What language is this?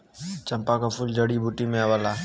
Bhojpuri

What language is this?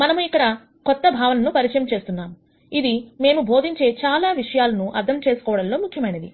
Telugu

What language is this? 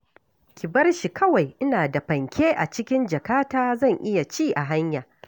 Hausa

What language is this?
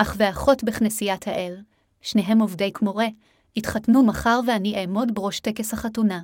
Hebrew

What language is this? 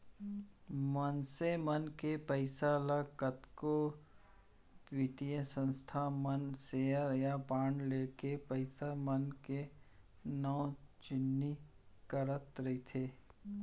Chhattisgarhi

